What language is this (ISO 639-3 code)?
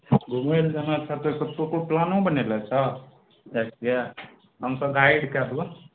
mai